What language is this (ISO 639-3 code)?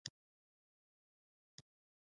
pus